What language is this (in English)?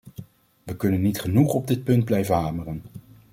Dutch